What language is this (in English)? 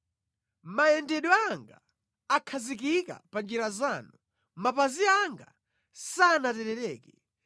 Nyanja